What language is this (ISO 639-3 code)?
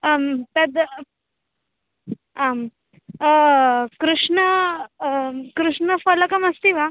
san